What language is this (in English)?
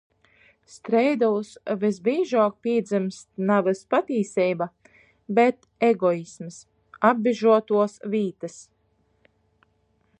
Latgalian